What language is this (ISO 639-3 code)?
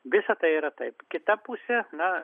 lit